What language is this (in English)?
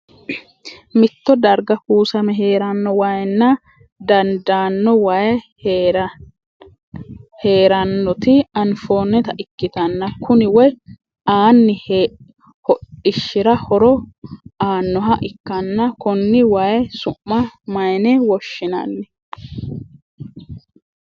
Sidamo